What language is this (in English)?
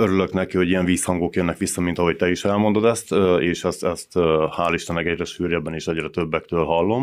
Hungarian